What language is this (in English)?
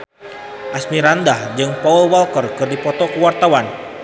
Sundanese